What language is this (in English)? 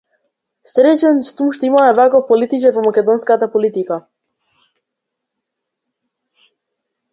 Macedonian